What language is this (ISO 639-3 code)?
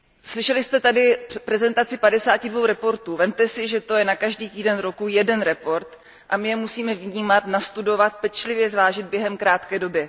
ces